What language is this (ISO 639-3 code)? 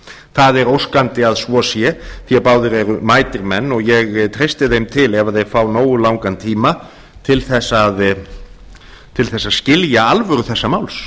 isl